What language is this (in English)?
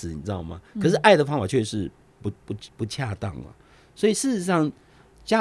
Chinese